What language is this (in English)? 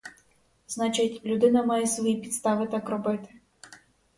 Ukrainian